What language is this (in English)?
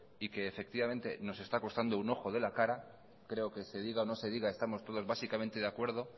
Spanish